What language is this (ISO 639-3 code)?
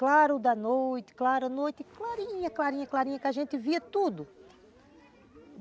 por